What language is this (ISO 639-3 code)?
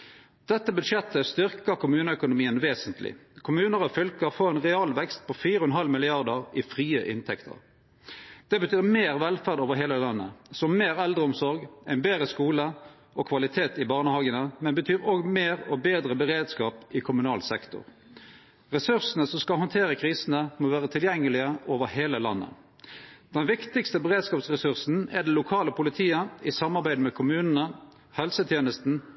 nno